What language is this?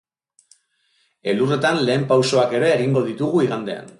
Basque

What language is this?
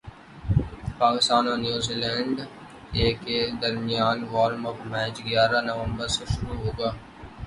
Urdu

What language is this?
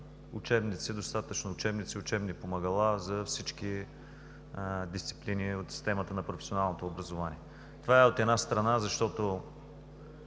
Bulgarian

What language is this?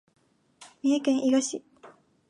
Japanese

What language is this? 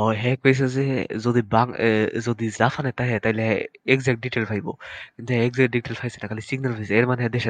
Bangla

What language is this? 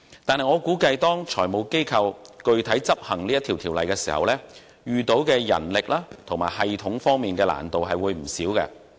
Cantonese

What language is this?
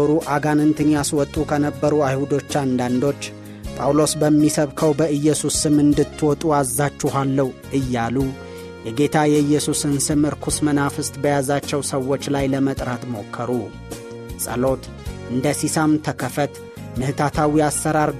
Amharic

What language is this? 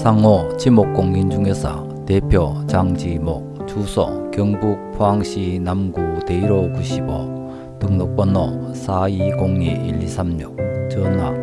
Korean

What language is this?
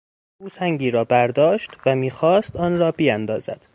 Persian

